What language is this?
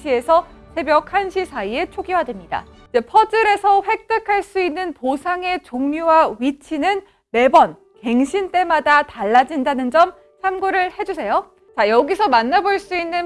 Korean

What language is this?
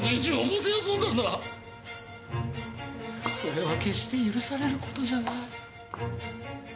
Japanese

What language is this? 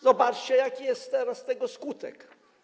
Polish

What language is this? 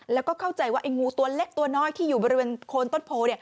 Thai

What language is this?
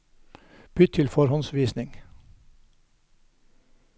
Norwegian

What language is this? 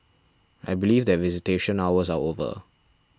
English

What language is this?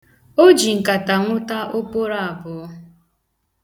Igbo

